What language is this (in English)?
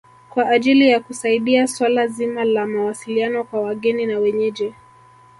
Swahili